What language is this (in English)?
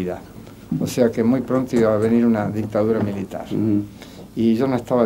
Spanish